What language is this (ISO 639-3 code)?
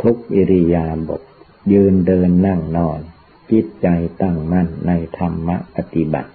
tha